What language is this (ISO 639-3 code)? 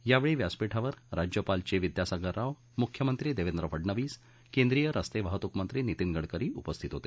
mar